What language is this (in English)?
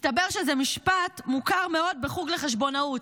Hebrew